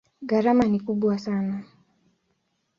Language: Swahili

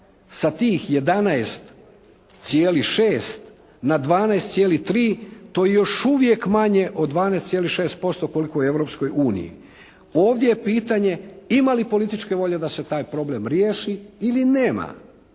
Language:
Croatian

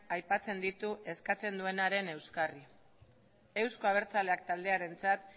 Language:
Basque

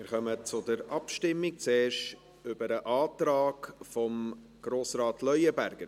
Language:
Swiss German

